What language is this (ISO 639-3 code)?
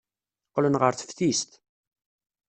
kab